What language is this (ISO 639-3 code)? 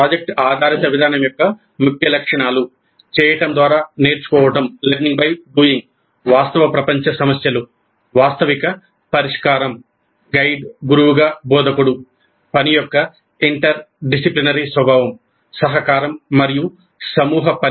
tel